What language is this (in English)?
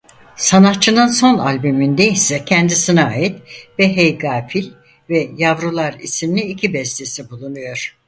Turkish